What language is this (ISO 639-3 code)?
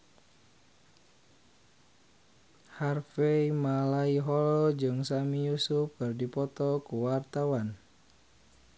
sun